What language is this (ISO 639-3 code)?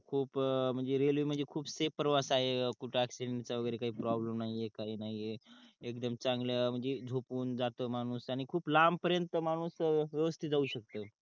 mar